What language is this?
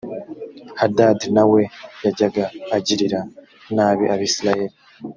Kinyarwanda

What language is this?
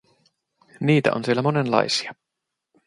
Finnish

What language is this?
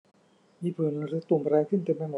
Thai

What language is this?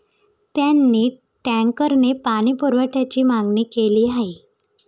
Marathi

